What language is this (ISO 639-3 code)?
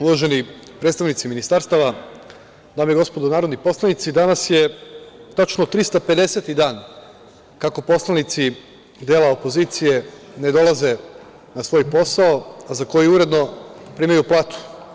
srp